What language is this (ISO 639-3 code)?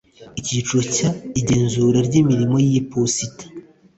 kin